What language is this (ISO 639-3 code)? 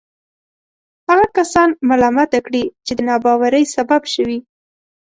pus